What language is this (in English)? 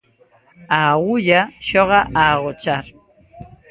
Galician